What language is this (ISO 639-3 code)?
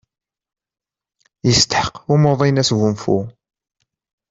kab